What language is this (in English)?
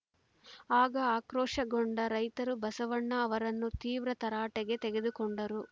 Kannada